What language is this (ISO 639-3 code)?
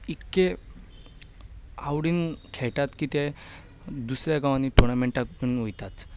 kok